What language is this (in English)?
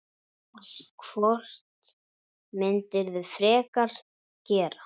Icelandic